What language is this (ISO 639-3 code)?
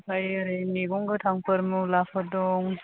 brx